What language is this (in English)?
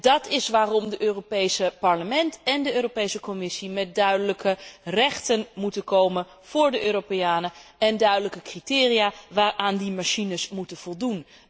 Dutch